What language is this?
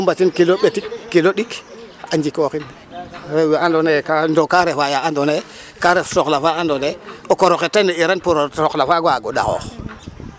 Serer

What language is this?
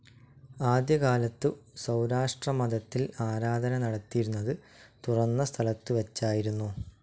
Malayalam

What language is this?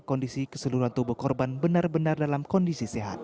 Indonesian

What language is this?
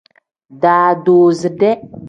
Tem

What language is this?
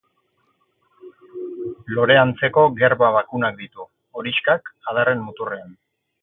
Basque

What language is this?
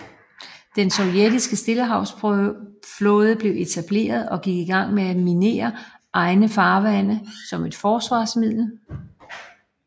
Danish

